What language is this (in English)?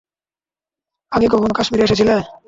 Bangla